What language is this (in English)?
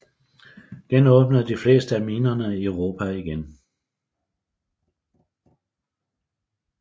Danish